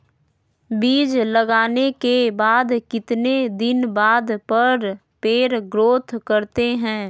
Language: Magahi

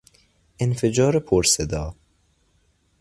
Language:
Persian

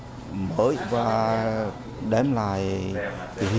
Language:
Vietnamese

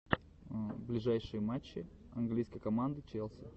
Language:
Russian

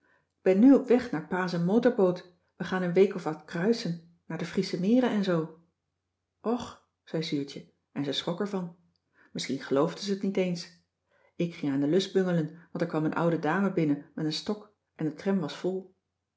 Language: Dutch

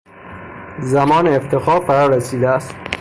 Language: Persian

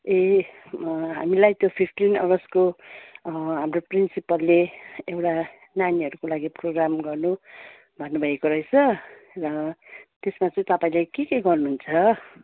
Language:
Nepali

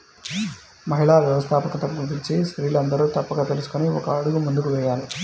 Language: Telugu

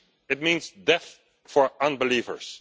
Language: English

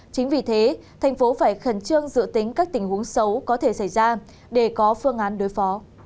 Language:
Vietnamese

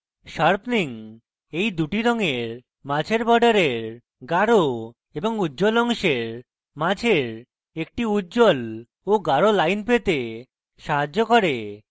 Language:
Bangla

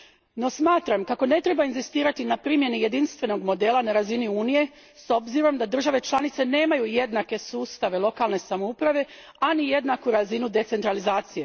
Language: Croatian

